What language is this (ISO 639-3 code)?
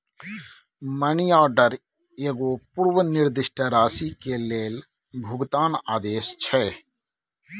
mai